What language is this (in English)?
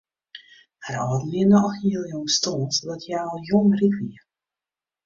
Western Frisian